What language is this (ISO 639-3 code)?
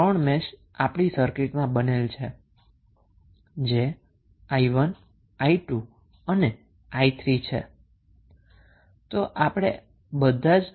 guj